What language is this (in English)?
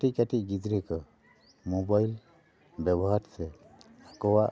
Santali